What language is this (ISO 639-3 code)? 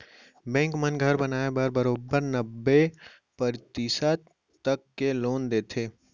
hne